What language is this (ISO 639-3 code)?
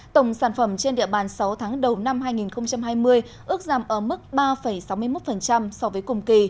vie